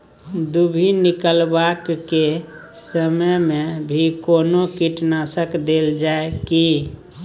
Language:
Maithili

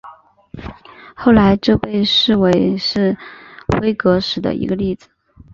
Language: Chinese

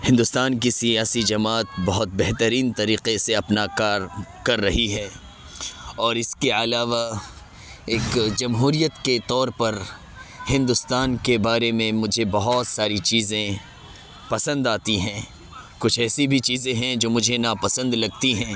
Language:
Urdu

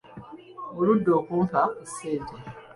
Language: Ganda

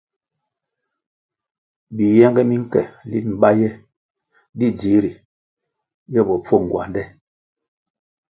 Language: Kwasio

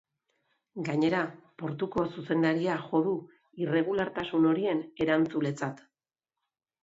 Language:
Basque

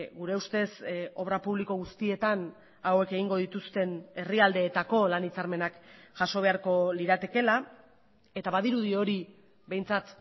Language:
Basque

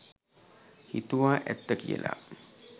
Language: Sinhala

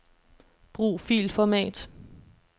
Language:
Danish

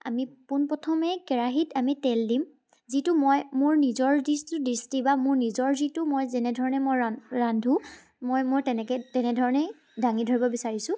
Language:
Assamese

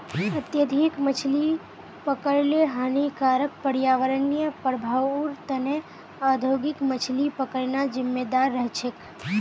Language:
Magahi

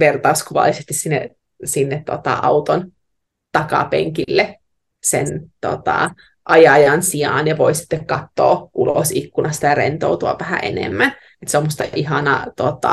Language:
Finnish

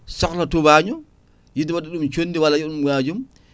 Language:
Fula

